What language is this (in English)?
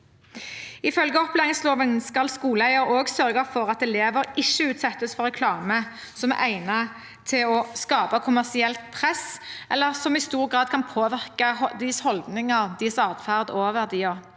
Norwegian